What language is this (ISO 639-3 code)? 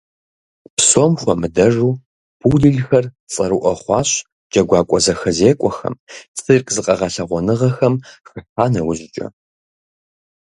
kbd